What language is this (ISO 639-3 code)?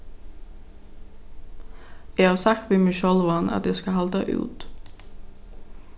fao